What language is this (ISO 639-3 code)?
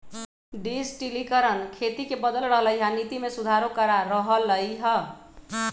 mag